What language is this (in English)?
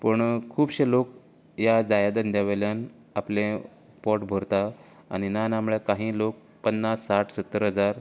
Konkani